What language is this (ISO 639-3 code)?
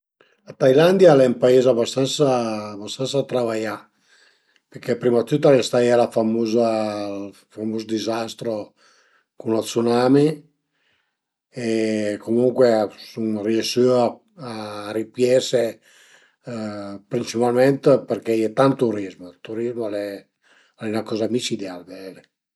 pms